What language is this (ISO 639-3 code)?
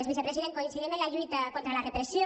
cat